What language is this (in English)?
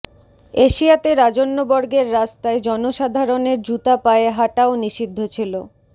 Bangla